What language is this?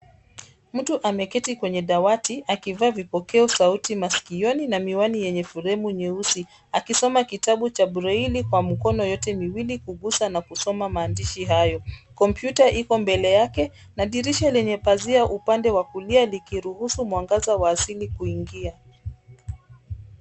Swahili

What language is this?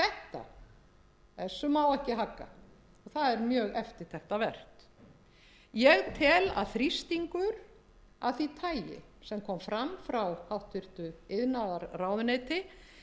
Icelandic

